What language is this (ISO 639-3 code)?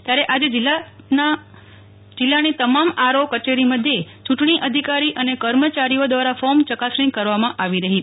guj